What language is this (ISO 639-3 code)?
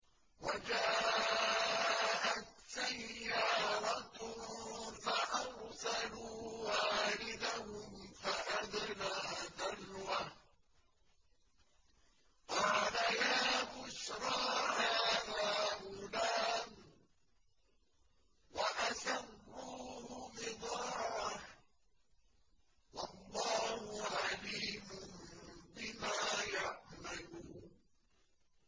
ara